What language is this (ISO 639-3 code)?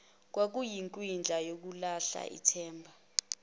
zul